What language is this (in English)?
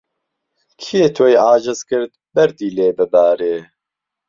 Central Kurdish